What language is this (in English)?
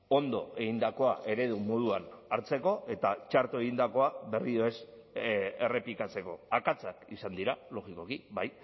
Basque